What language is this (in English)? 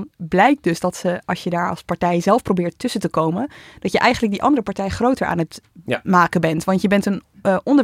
Dutch